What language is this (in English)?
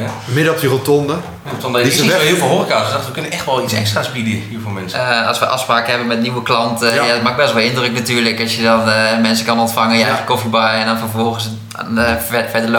Dutch